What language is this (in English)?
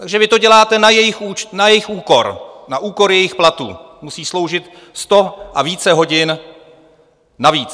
Czech